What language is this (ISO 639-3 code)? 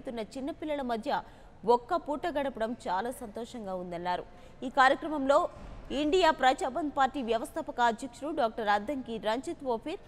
tel